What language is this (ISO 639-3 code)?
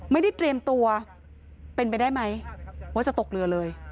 tha